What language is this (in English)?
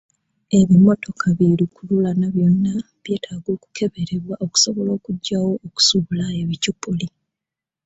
Ganda